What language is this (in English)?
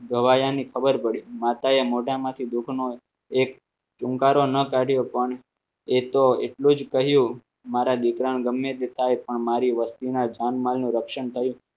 Gujarati